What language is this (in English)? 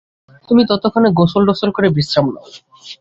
Bangla